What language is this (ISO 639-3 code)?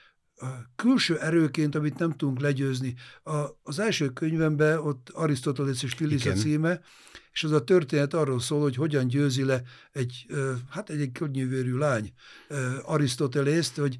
hun